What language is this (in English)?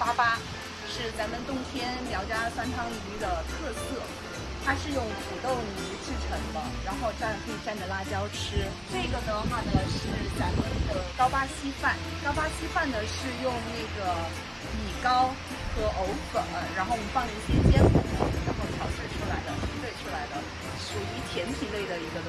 English